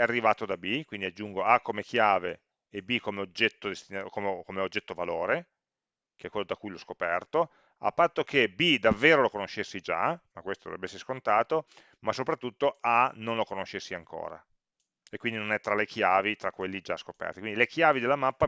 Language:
Italian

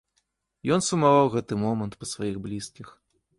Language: Belarusian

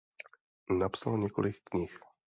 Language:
Czech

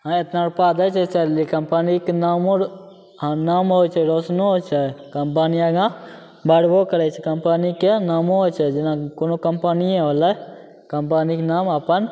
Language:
Maithili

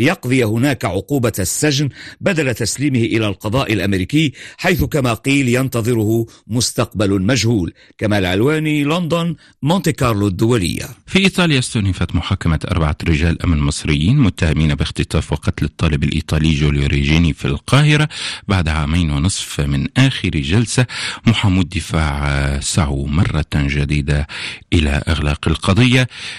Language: Arabic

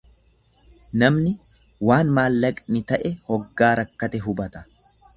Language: Oromo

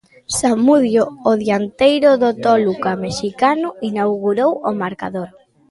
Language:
Galician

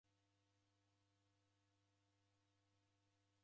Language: Taita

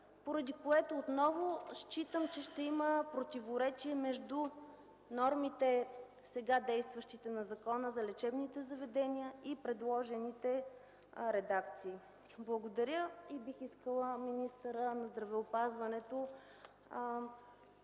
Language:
Bulgarian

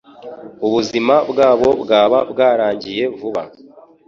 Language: Kinyarwanda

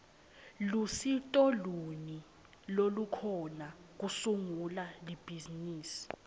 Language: Swati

